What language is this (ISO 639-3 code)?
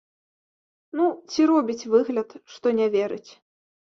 bel